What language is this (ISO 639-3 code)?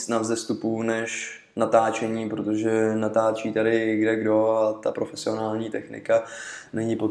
ces